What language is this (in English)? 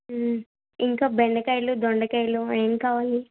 Telugu